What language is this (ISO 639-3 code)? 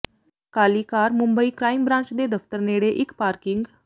pan